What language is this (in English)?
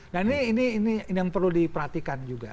Indonesian